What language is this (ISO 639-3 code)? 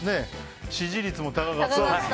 jpn